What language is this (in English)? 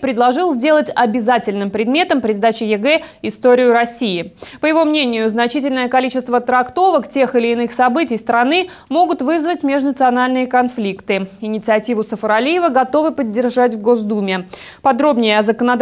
Russian